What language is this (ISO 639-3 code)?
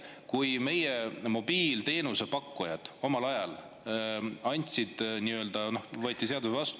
est